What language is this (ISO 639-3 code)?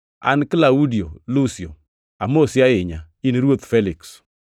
luo